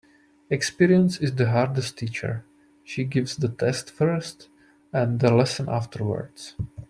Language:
English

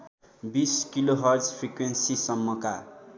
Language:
Nepali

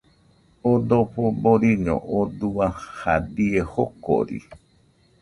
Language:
Nüpode Huitoto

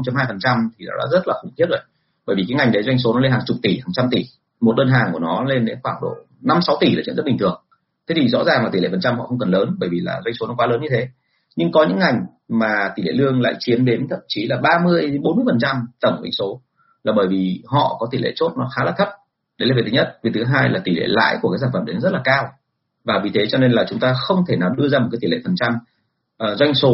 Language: Vietnamese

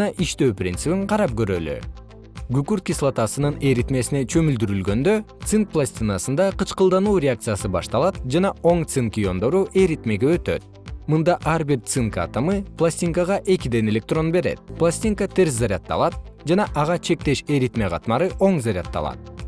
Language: Kyrgyz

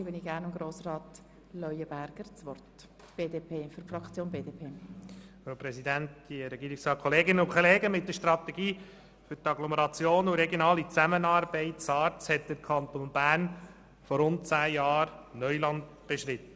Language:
Swiss German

